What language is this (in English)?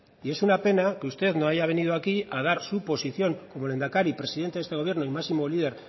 Spanish